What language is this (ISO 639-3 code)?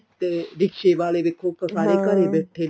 pan